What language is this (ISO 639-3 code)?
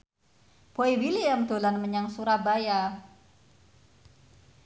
jav